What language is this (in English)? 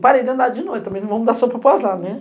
Portuguese